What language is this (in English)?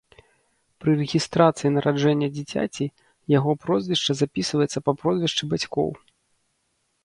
Belarusian